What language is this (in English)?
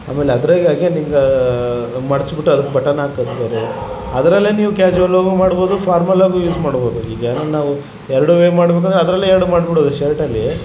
Kannada